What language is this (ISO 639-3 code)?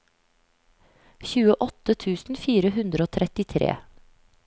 nor